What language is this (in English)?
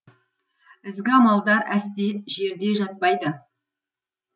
Kazakh